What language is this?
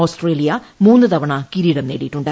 Malayalam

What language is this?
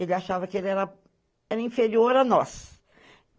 Portuguese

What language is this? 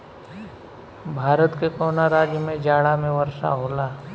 Bhojpuri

